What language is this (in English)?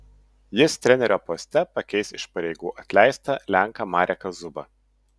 Lithuanian